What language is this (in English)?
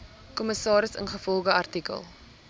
Afrikaans